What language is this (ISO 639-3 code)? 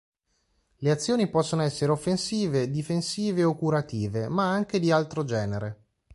ita